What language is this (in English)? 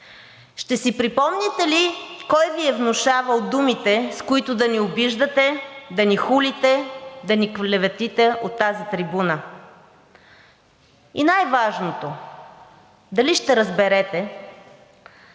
Bulgarian